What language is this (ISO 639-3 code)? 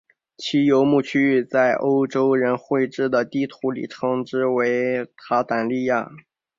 zho